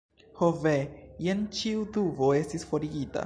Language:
Esperanto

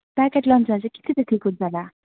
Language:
Nepali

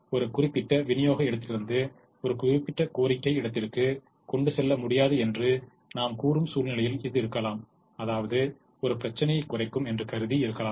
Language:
Tamil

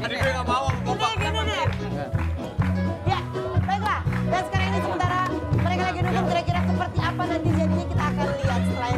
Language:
Indonesian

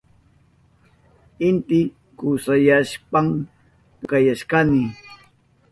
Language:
Southern Pastaza Quechua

